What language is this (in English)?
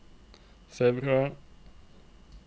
Norwegian